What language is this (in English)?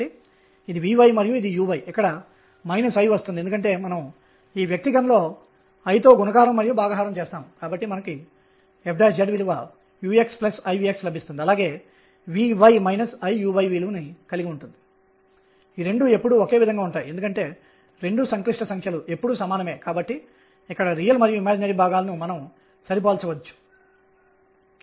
Telugu